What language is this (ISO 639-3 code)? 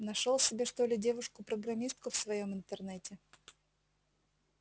rus